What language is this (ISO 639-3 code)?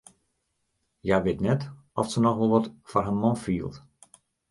fry